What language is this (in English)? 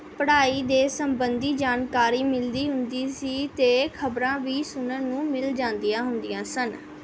Punjabi